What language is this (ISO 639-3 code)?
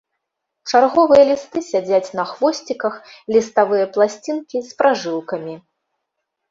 bel